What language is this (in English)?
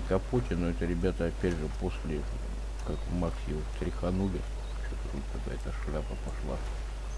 Russian